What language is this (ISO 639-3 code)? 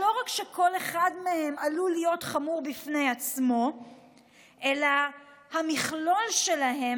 heb